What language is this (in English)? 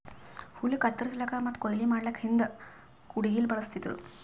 Kannada